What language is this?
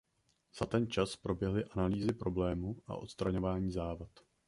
Czech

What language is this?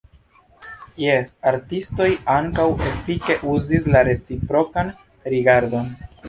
Esperanto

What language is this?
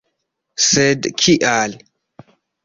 Esperanto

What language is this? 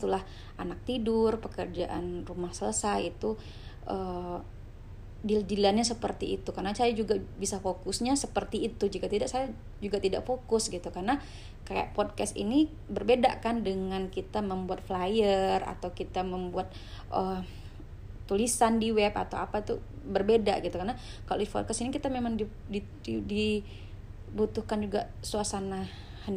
Indonesian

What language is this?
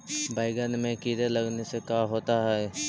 Magahi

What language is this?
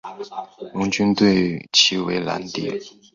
Chinese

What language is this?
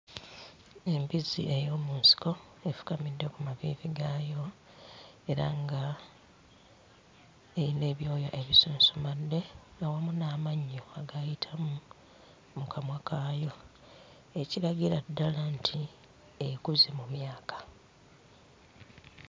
Ganda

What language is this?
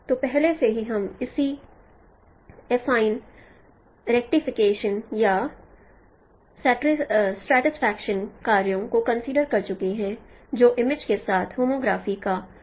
Hindi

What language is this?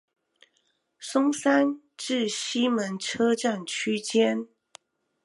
Chinese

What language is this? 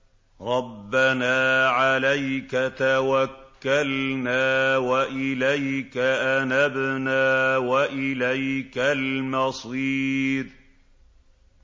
Arabic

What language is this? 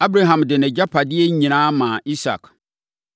Akan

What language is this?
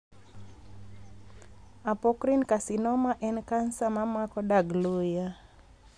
Luo (Kenya and Tanzania)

